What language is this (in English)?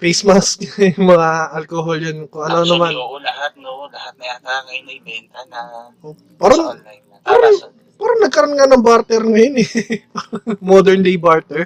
Filipino